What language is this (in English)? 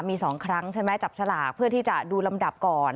Thai